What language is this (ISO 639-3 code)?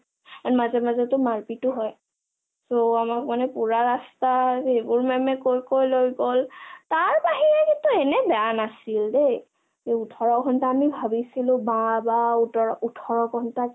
asm